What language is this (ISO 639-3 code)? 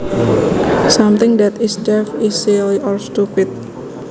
jav